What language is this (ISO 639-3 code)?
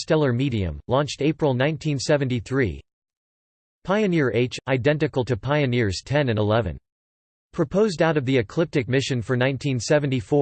eng